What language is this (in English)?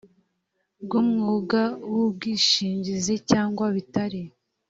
Kinyarwanda